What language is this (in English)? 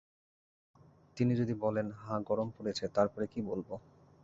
Bangla